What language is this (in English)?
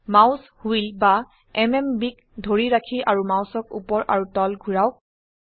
Assamese